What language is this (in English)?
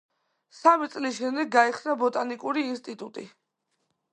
Georgian